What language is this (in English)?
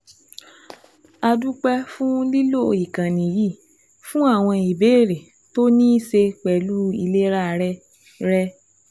Yoruba